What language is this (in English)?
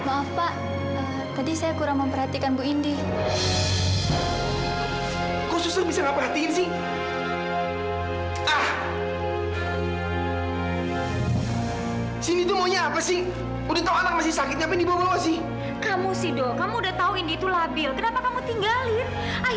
Indonesian